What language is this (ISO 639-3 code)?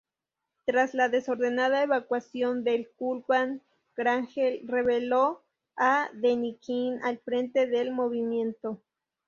spa